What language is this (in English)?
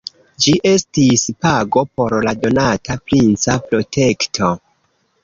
Esperanto